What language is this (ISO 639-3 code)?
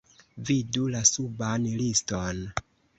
epo